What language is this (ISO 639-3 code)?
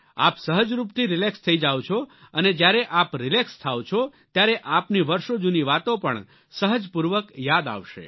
guj